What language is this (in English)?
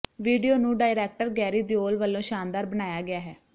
Punjabi